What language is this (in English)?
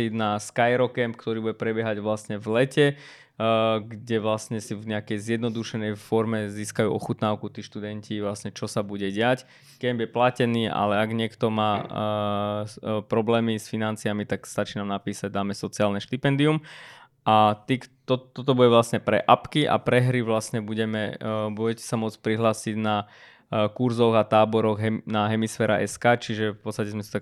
Slovak